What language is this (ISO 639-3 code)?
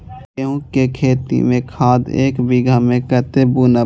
mai